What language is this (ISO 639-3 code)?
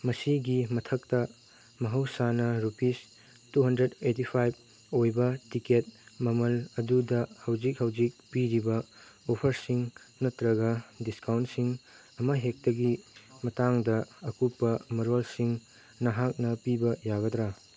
mni